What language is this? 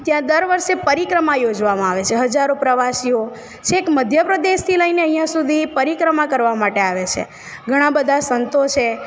Gujarati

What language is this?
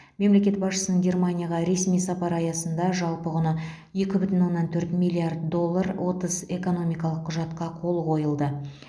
Kazakh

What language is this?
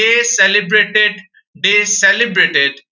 Assamese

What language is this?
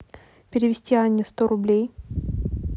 Russian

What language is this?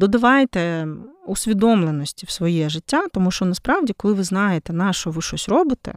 Ukrainian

